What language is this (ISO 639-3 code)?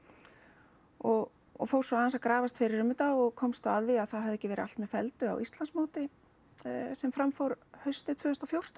isl